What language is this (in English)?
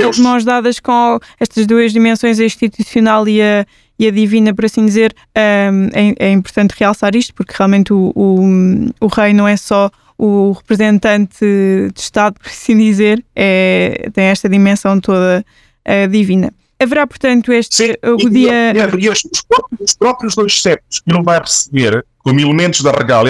Portuguese